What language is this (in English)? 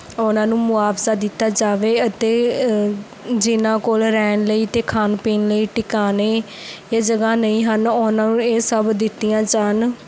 Punjabi